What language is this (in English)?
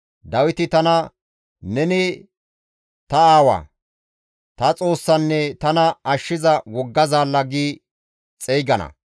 Gamo